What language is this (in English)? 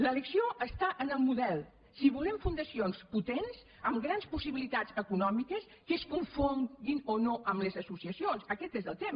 Catalan